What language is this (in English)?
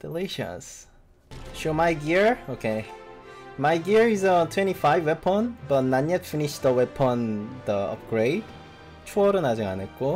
Korean